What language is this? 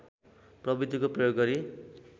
Nepali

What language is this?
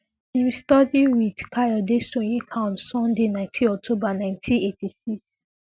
Nigerian Pidgin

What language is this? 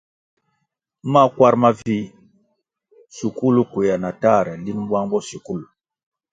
Kwasio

